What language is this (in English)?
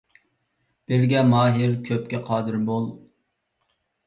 Uyghur